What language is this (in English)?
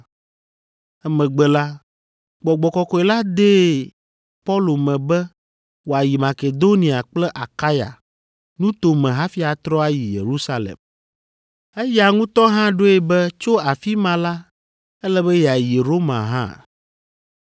Ewe